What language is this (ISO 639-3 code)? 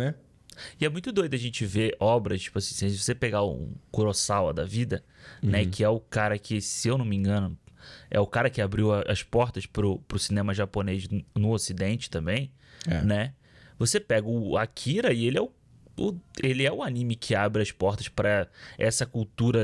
por